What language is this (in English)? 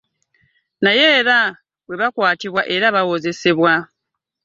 Ganda